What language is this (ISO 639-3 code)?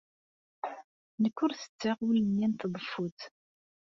kab